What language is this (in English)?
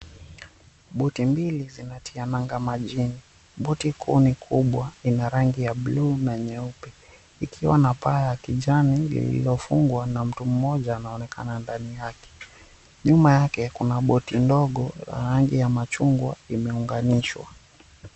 Swahili